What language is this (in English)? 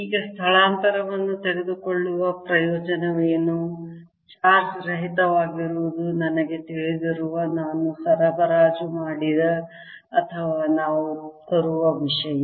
Kannada